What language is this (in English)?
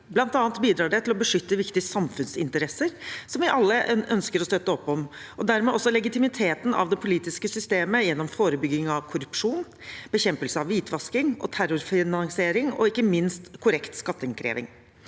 Norwegian